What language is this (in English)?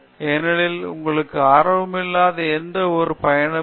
Tamil